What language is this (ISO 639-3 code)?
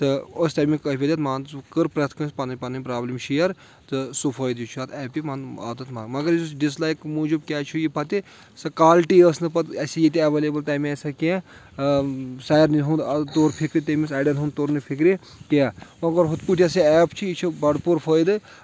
kas